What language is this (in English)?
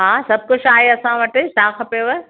Sindhi